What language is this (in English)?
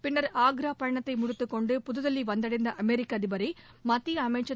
Tamil